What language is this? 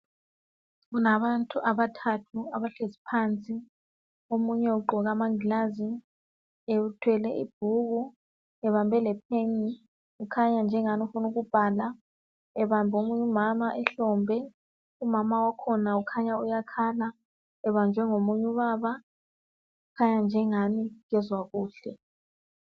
North Ndebele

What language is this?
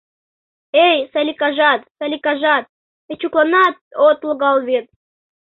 Mari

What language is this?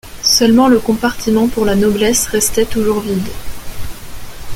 French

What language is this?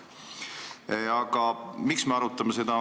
Estonian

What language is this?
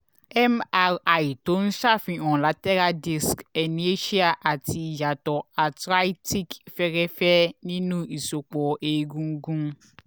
Yoruba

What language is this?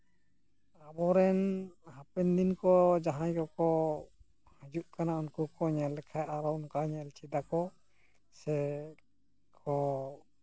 Santali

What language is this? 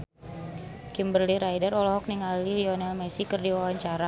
Sundanese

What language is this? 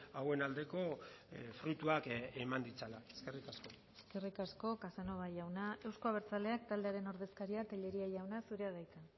Basque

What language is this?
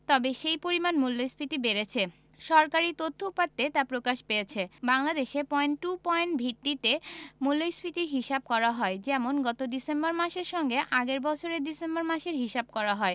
Bangla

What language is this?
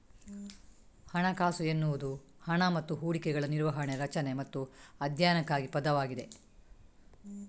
Kannada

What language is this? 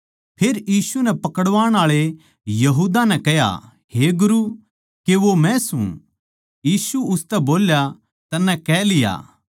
Haryanvi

